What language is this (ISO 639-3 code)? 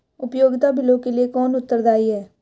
hin